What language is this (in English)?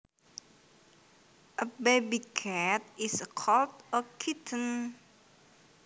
Javanese